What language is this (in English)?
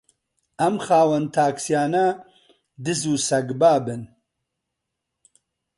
Central Kurdish